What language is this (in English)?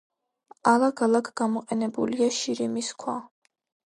Georgian